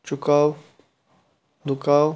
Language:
Kashmiri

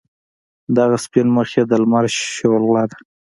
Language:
Pashto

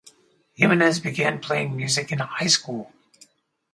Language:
English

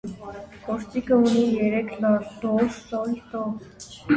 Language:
Armenian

